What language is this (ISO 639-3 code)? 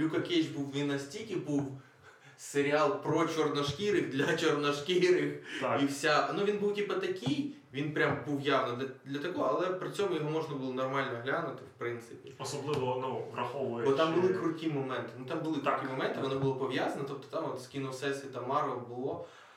ukr